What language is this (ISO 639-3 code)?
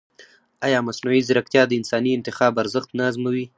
pus